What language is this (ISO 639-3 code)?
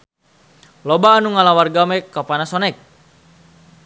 sun